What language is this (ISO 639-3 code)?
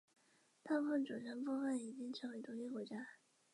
zho